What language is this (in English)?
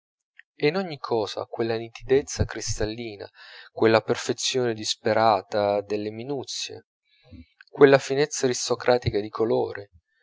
Italian